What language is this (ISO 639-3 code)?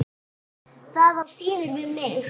isl